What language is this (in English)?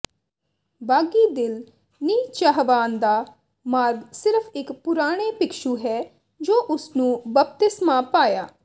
Punjabi